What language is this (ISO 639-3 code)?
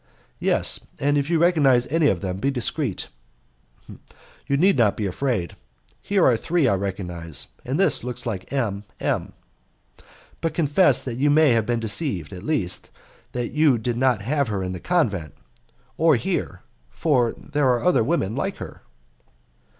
eng